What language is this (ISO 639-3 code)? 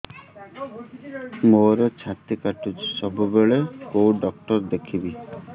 ori